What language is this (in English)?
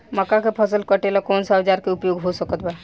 Bhojpuri